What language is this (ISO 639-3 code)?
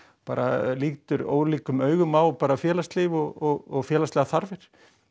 isl